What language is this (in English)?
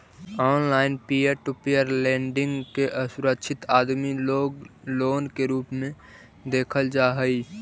Magahi